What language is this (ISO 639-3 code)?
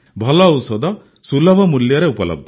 ori